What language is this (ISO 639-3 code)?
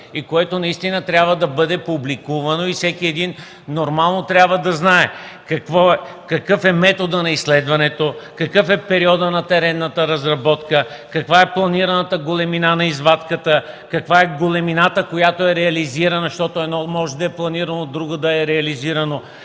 bul